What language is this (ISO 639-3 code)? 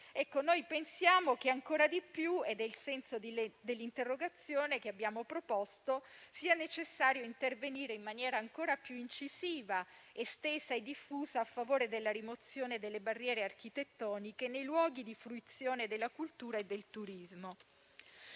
ita